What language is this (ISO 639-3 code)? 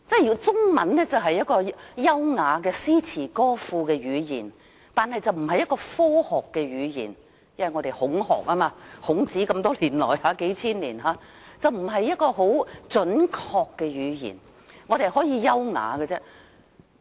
yue